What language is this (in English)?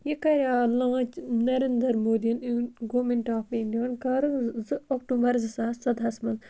Kashmiri